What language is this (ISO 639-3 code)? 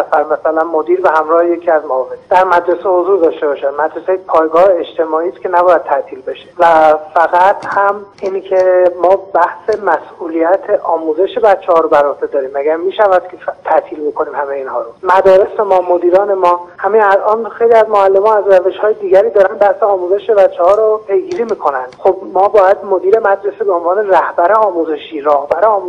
fas